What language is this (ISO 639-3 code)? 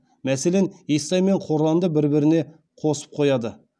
kaz